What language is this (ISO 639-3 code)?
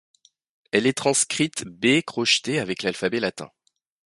fra